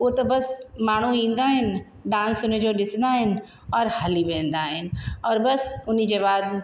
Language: Sindhi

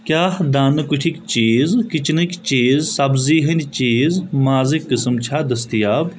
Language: Kashmiri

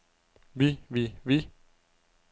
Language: Danish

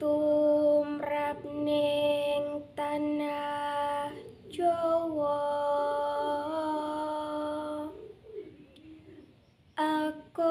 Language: Indonesian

